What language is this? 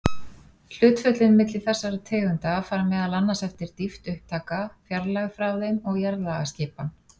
Icelandic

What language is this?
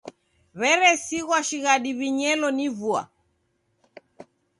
Taita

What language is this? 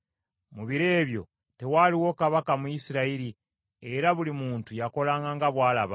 Ganda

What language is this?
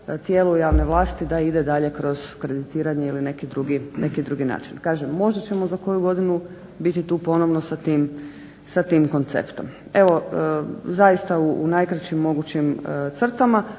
Croatian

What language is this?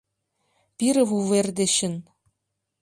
Mari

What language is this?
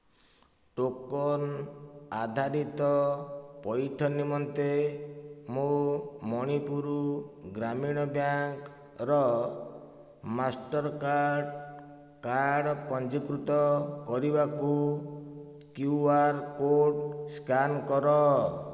Odia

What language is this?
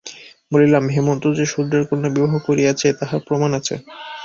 Bangla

